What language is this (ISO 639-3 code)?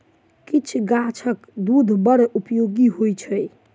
mai